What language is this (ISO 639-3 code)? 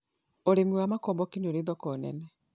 kik